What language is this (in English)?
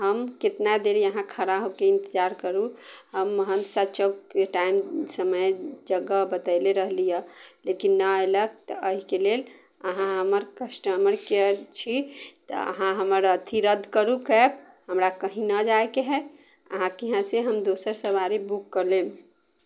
Maithili